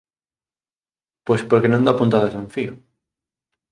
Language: Galician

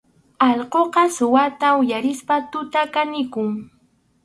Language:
Arequipa-La Unión Quechua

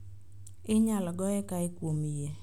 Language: Luo (Kenya and Tanzania)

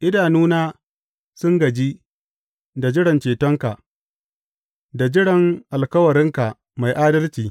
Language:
Hausa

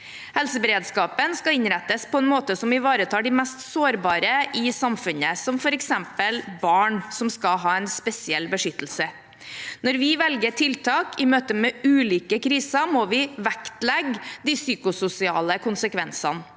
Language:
Norwegian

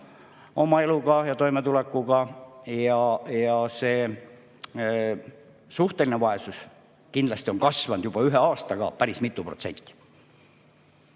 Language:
Estonian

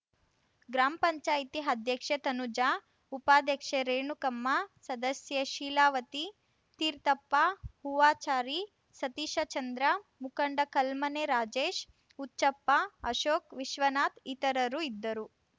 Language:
Kannada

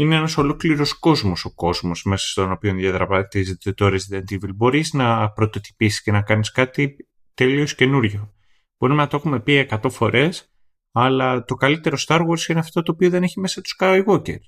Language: Greek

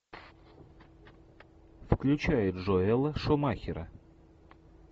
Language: Russian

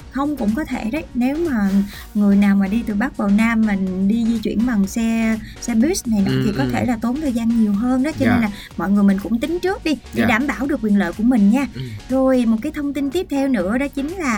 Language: Vietnamese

